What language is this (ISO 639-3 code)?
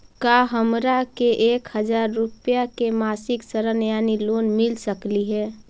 mag